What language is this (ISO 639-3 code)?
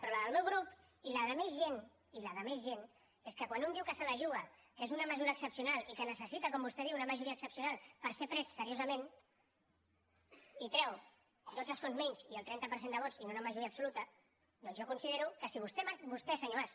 cat